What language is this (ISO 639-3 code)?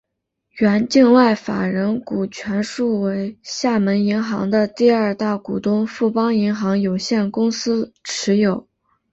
zho